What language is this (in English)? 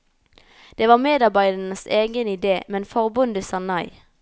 Norwegian